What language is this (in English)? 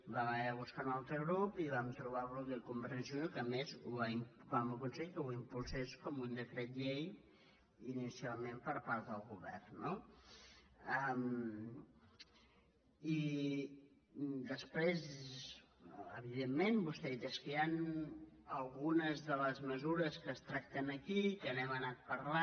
Catalan